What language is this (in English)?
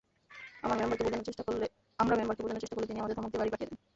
Bangla